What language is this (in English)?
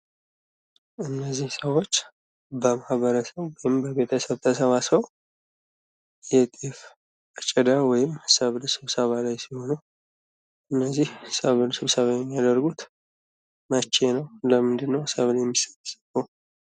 Amharic